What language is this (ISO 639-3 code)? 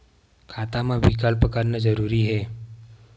hne